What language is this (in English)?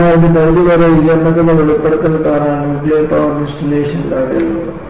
Malayalam